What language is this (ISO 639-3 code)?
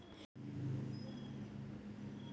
kan